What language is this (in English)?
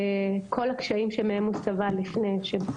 Hebrew